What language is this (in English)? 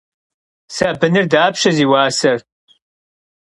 Kabardian